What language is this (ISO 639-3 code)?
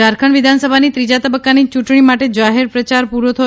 guj